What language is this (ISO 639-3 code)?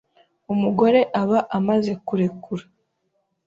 kin